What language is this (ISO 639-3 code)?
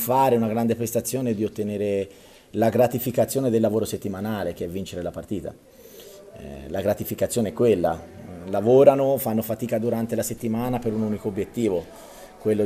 ita